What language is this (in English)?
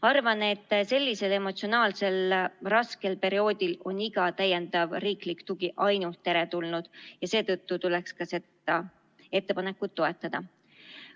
Estonian